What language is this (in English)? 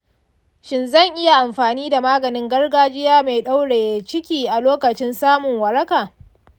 Hausa